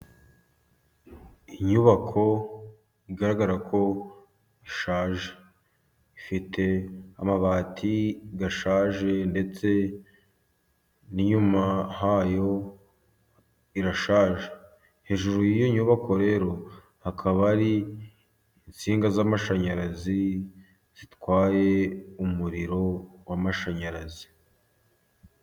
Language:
Kinyarwanda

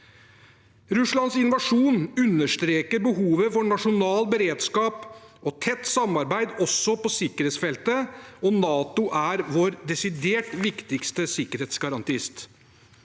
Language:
Norwegian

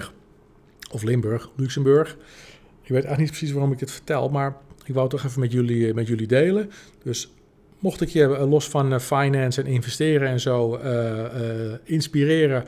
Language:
Dutch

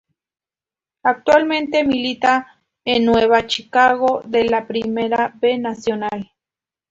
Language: Spanish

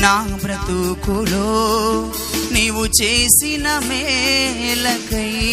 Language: Telugu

